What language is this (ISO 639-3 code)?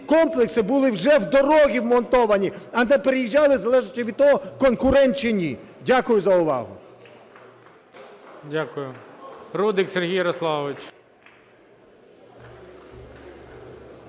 ukr